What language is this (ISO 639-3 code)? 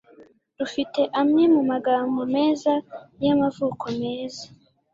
kin